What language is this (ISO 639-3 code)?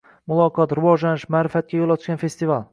uzb